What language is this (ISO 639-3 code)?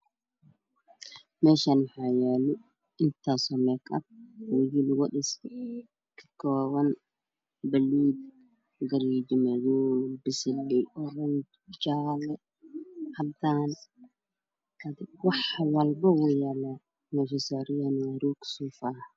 som